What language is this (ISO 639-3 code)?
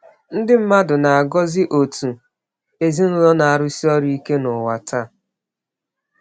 ibo